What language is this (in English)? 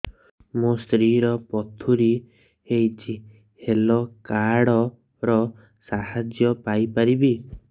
Odia